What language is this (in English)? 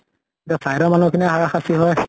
Assamese